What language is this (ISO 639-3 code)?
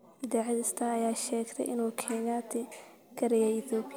som